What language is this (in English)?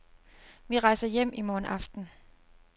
Danish